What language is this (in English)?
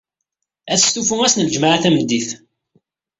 Kabyle